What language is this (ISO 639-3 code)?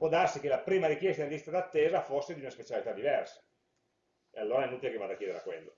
ita